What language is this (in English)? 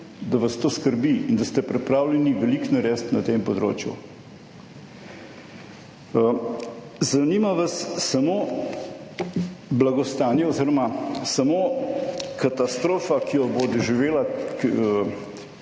Slovenian